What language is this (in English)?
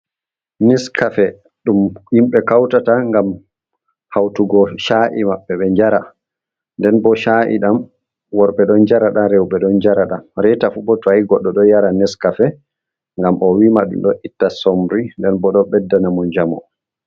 Fula